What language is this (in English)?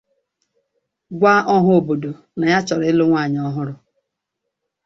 Igbo